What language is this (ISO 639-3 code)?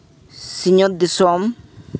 sat